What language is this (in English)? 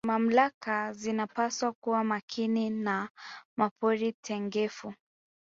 Swahili